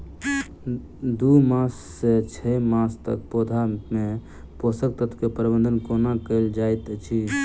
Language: Maithili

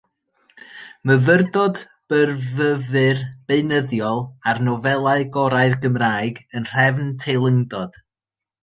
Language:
Welsh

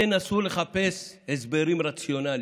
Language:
Hebrew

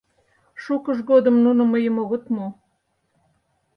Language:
Mari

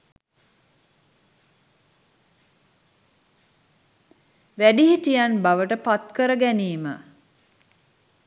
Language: Sinhala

